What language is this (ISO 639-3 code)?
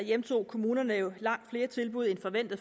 dan